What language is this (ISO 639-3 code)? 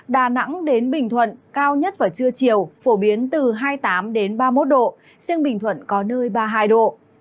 vie